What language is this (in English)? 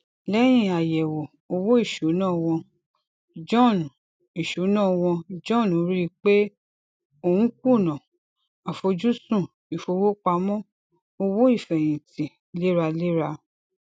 Yoruba